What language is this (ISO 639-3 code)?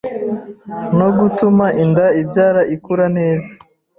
kin